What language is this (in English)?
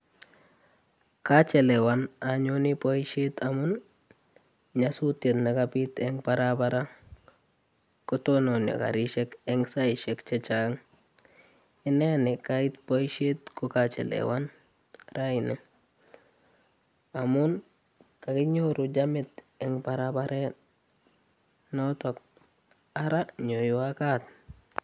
Kalenjin